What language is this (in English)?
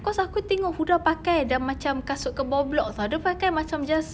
English